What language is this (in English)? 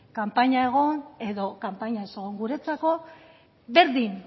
Basque